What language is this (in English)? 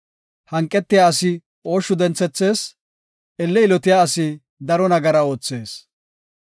Gofa